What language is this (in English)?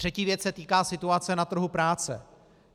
Czech